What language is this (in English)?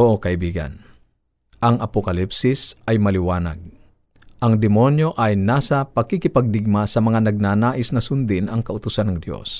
Filipino